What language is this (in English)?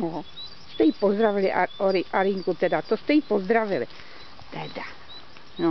Czech